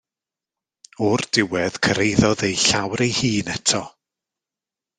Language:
Welsh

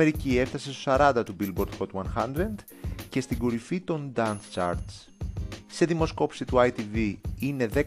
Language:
Greek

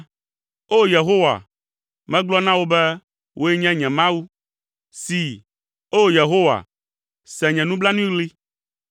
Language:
Ewe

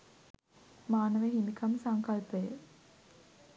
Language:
Sinhala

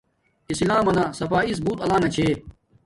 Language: Domaaki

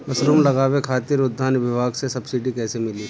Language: Bhojpuri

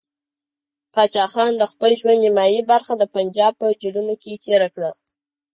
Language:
Pashto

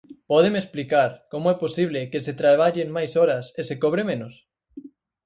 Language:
Galician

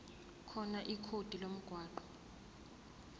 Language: Zulu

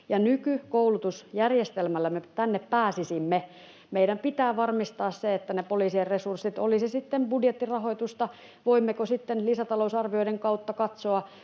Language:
Finnish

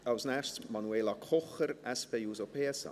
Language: Swiss German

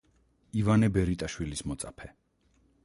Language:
Georgian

